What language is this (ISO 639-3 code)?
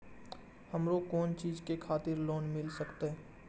mai